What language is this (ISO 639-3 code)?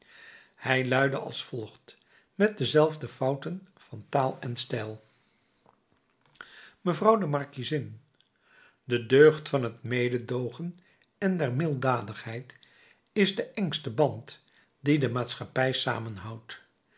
nld